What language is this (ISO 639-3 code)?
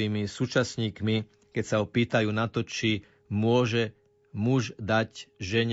slk